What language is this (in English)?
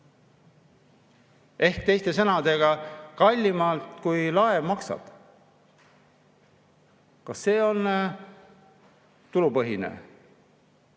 Estonian